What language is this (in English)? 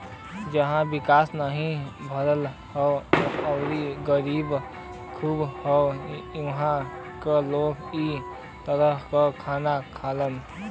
Bhojpuri